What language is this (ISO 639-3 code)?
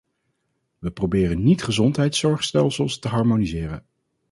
nld